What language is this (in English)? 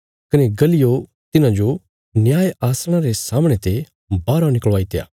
Bilaspuri